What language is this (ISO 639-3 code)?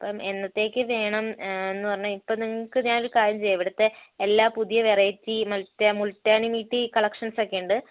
mal